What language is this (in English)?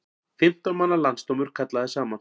Icelandic